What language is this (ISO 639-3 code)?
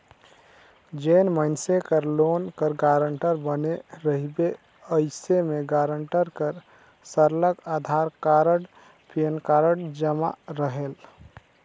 hne